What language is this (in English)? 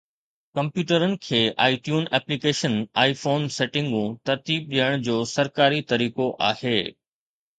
Sindhi